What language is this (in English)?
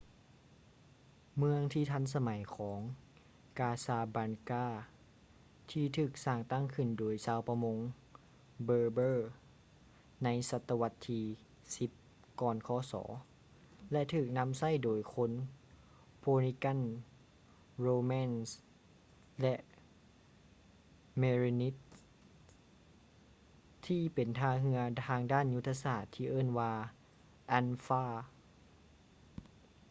Lao